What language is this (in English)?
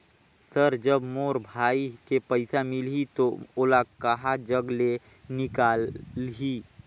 Chhattisgarhi